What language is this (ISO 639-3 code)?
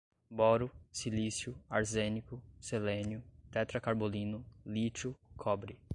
por